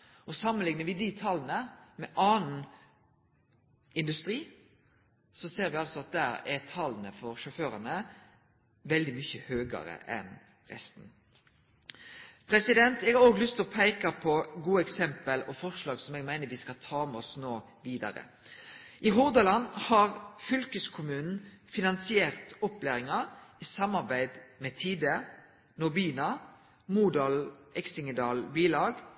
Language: Norwegian Nynorsk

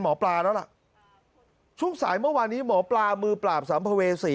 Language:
Thai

